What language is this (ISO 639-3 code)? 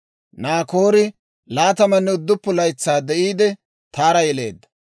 dwr